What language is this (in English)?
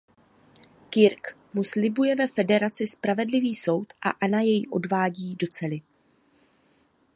Czech